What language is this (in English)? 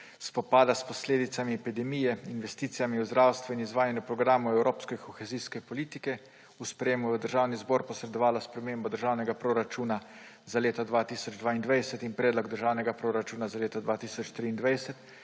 Slovenian